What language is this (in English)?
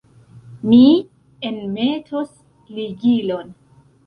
Esperanto